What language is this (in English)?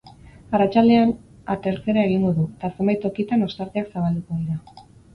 Basque